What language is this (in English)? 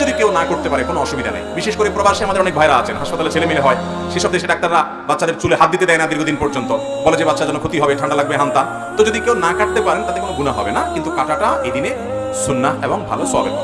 Bangla